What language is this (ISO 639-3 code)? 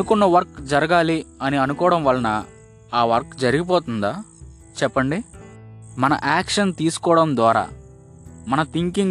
tel